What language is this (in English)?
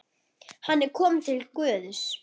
Icelandic